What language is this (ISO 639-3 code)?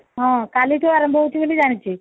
ori